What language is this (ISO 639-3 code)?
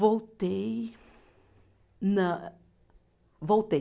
por